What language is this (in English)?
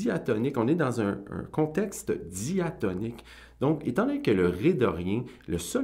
French